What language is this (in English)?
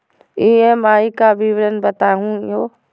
Magahi